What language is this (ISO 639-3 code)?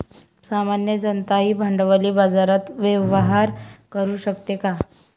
mar